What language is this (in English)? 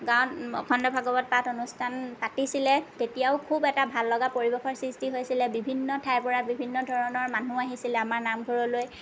Assamese